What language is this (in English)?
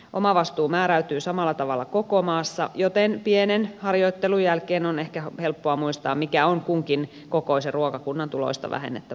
Finnish